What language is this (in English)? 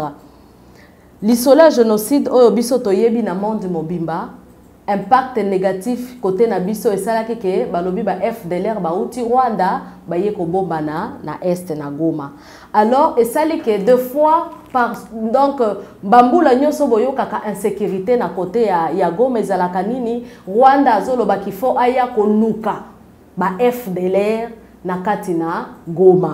French